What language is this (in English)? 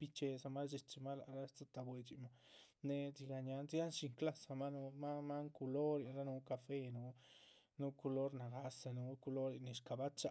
Chichicapan Zapotec